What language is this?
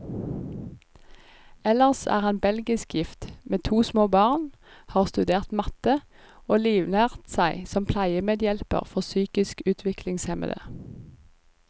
Norwegian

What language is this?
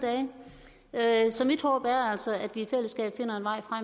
Danish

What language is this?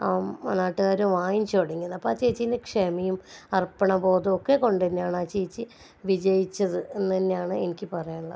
Malayalam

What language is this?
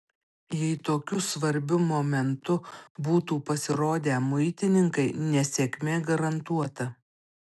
Lithuanian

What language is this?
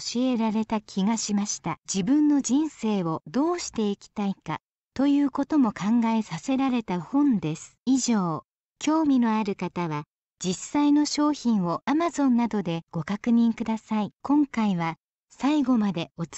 Japanese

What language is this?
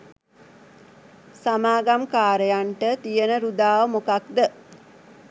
Sinhala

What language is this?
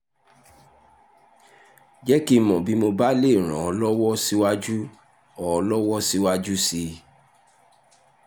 Yoruba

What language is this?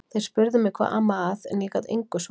Icelandic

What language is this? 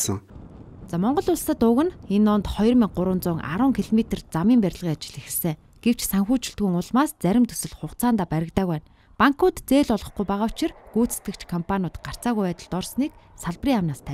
Arabic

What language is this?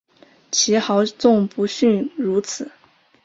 Chinese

